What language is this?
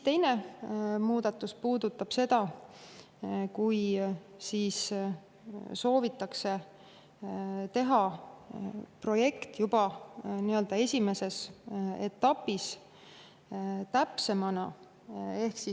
Estonian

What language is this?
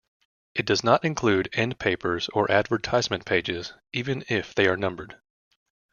English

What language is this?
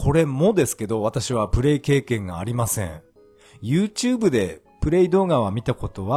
Japanese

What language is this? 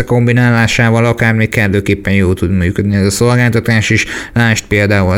Hungarian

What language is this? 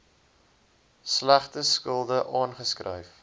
Afrikaans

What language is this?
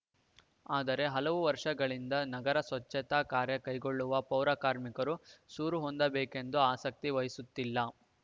Kannada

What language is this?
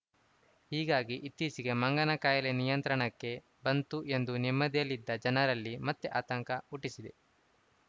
Kannada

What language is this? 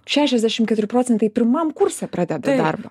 Lithuanian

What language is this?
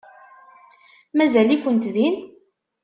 Kabyle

